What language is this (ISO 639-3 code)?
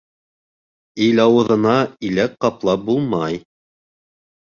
bak